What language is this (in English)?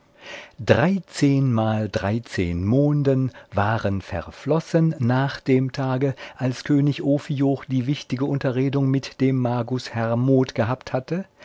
German